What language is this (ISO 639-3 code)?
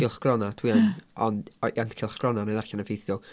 cym